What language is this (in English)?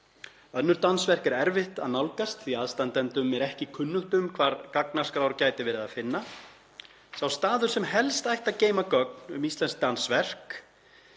Icelandic